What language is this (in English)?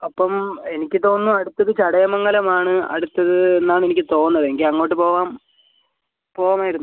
Malayalam